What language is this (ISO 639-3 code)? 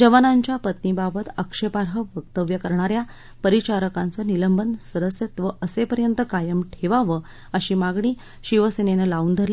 mar